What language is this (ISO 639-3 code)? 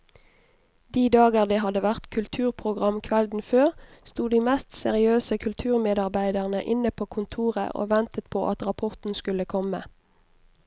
nor